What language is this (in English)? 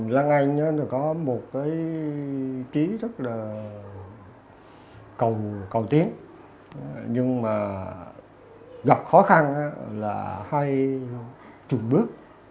Vietnamese